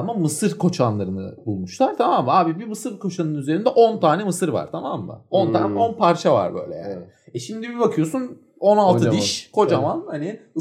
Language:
Turkish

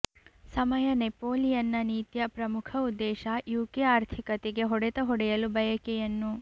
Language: Kannada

